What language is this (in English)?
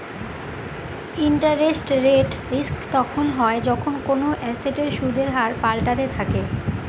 Bangla